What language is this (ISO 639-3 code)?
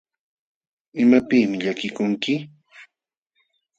qxw